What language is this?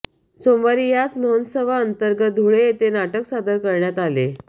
Marathi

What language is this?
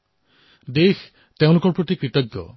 Assamese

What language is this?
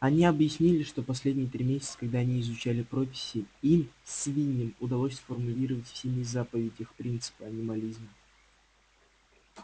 Russian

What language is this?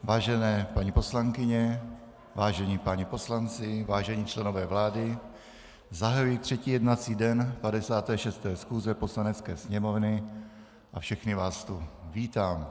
Czech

